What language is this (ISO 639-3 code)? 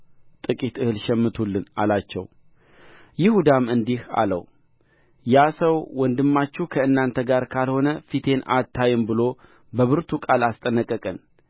amh